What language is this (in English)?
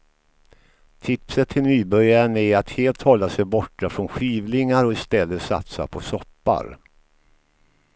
Swedish